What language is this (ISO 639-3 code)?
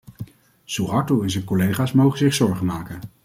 nld